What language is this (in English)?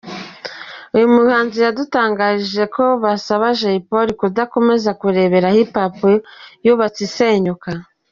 Kinyarwanda